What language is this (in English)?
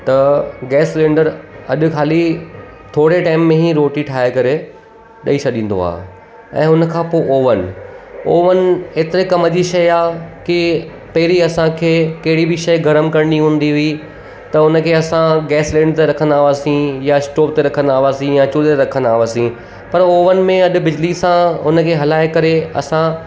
Sindhi